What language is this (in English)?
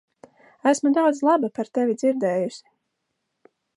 Latvian